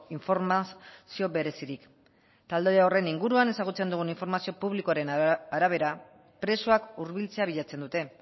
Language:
Basque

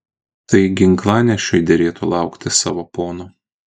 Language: Lithuanian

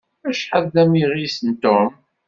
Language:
Kabyle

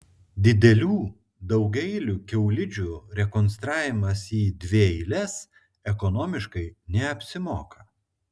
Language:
Lithuanian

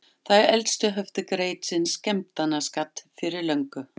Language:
Icelandic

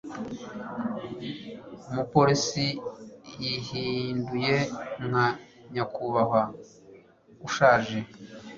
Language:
Kinyarwanda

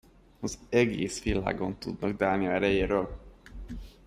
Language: Hungarian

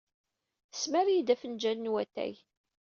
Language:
Kabyle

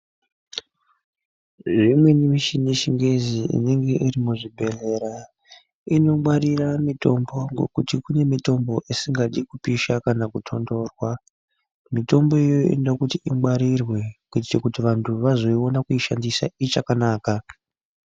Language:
Ndau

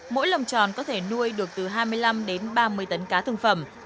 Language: Vietnamese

